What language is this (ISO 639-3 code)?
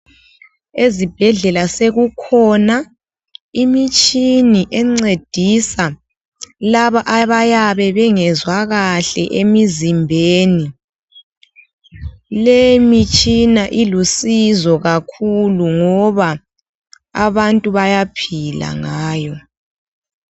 nde